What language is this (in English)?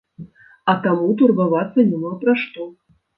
Belarusian